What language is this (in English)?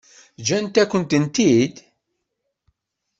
Kabyle